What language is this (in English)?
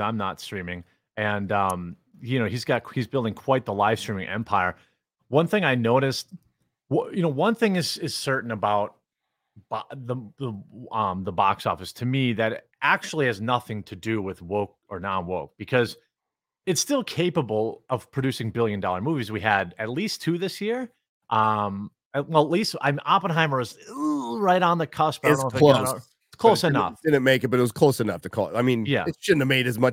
English